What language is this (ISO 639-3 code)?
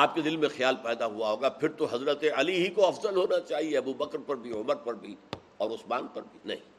urd